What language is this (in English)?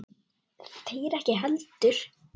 Icelandic